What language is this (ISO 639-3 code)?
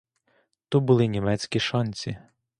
ukr